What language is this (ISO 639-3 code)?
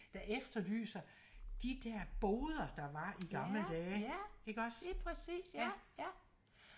dan